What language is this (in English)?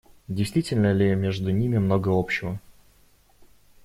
Russian